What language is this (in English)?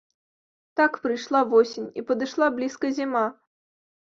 Belarusian